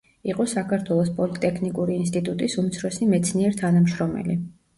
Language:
Georgian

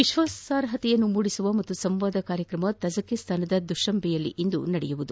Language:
Kannada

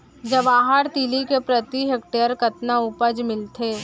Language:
Chhattisgarhi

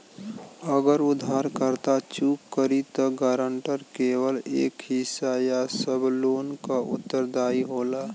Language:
Bhojpuri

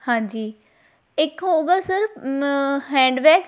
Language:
Punjabi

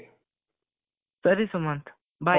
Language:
Kannada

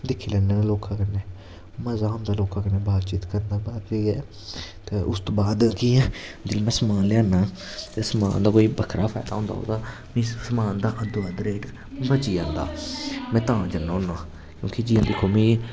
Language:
Dogri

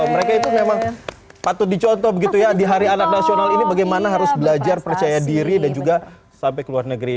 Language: Indonesian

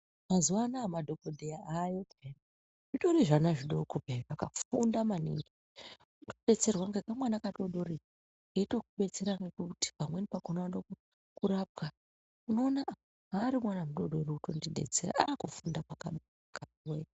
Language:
Ndau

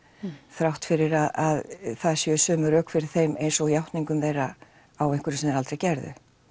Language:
Icelandic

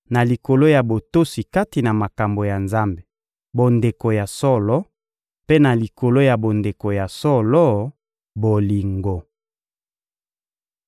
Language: Lingala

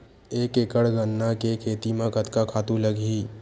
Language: Chhattisgarhi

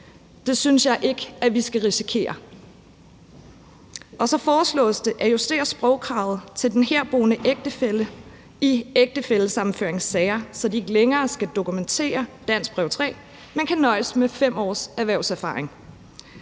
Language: Danish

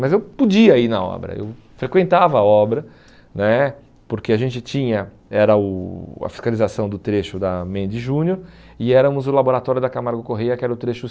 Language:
Portuguese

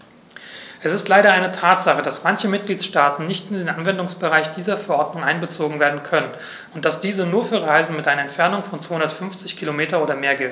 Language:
German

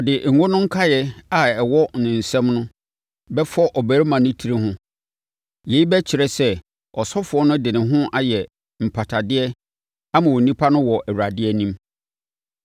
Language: Akan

